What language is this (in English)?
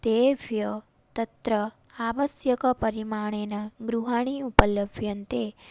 Sanskrit